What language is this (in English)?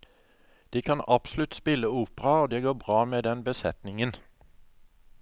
Norwegian